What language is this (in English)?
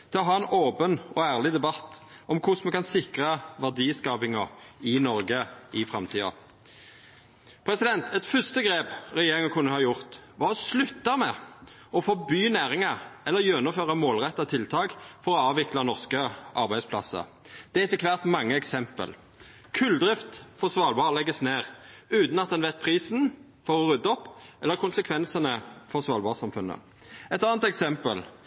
Norwegian Nynorsk